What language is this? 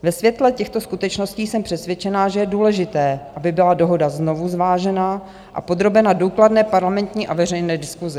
Czech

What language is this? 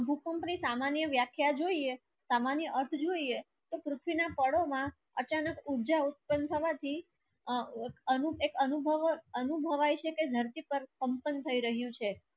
Gujarati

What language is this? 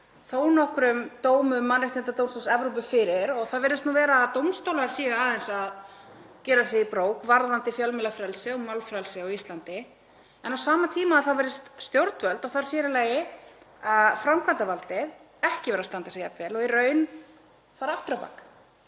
Icelandic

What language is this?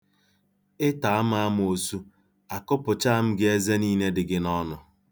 Igbo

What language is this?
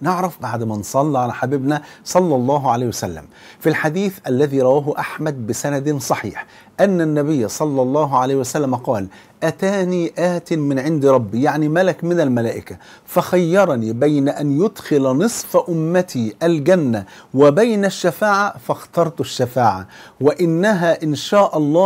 Arabic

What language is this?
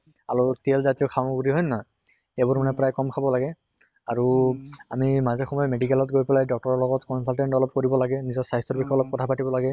Assamese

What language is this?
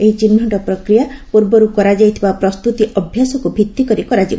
Odia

